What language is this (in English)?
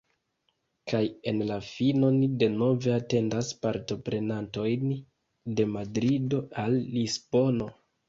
Esperanto